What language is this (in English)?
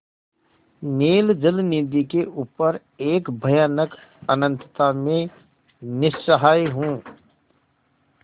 Hindi